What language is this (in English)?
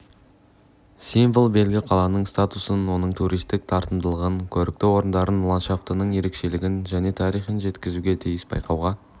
Kazakh